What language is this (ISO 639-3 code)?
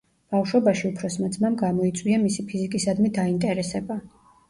kat